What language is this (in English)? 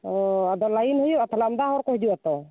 Santali